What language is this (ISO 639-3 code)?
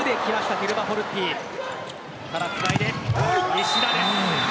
jpn